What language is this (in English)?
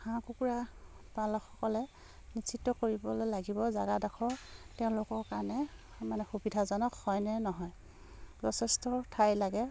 Assamese